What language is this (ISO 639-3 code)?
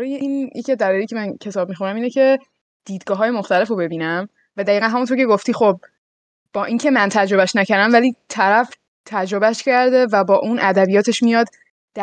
fas